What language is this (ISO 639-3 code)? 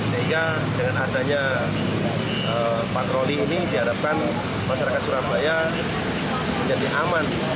ind